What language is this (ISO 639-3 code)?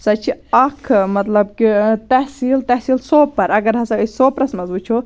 kas